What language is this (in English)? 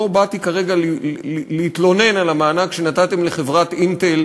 Hebrew